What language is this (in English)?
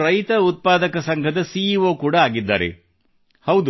Kannada